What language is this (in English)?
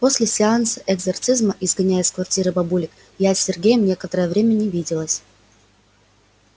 Russian